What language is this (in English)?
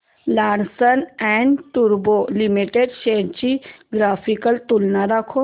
Marathi